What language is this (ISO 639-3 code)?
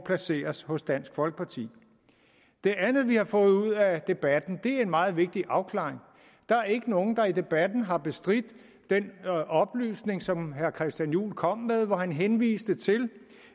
dan